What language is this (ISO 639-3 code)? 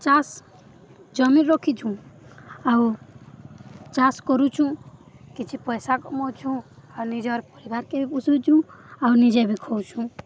ori